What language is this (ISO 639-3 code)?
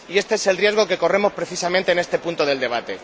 spa